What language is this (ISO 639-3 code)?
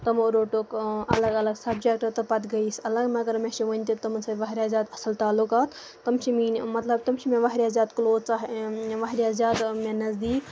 kas